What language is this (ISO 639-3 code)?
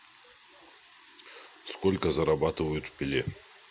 rus